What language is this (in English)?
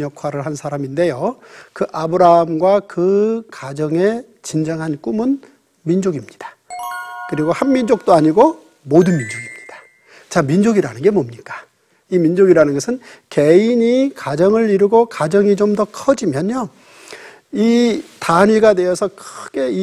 Korean